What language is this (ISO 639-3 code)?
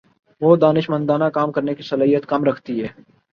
urd